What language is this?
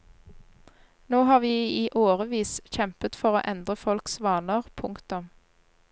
Norwegian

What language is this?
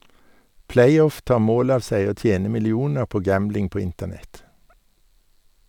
Norwegian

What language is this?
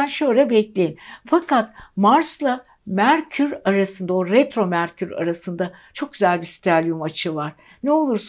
Turkish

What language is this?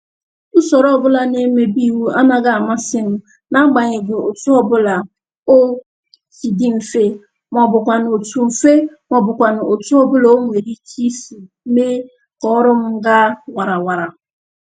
Igbo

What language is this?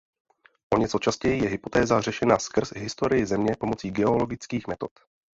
Czech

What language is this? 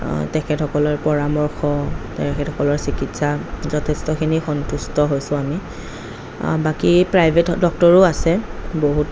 Assamese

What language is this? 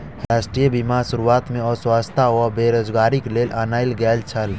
Maithili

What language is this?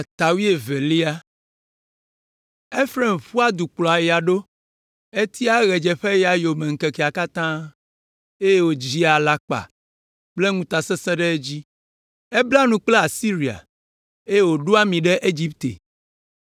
Ewe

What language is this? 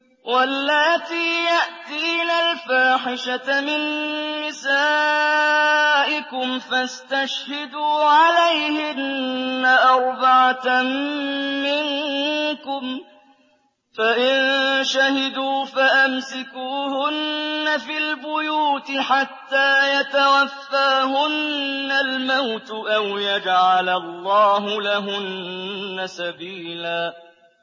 Arabic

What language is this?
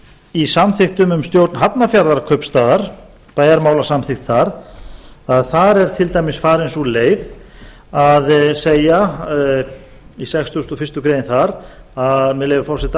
Icelandic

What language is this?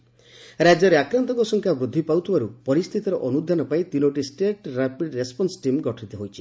Odia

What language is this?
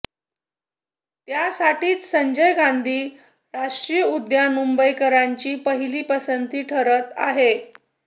Marathi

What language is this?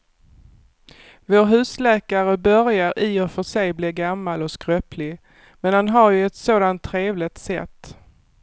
Swedish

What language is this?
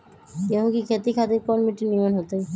Magahi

